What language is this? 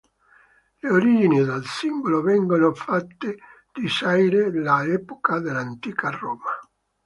Italian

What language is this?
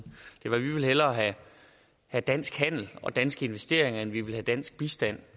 Danish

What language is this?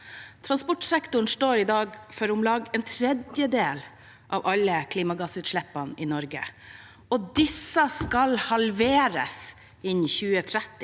Norwegian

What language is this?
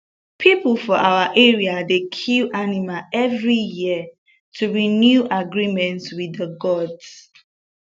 Nigerian Pidgin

